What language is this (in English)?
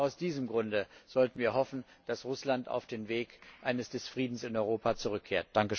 German